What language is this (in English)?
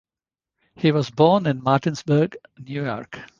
English